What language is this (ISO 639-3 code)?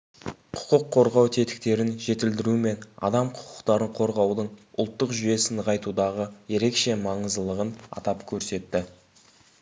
kaz